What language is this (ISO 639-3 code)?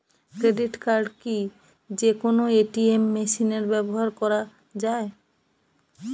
ben